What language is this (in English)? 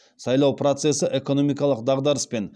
Kazakh